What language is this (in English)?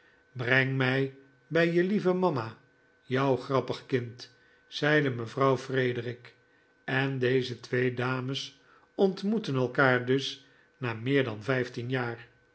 Dutch